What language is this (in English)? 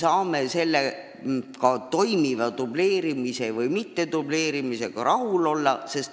Estonian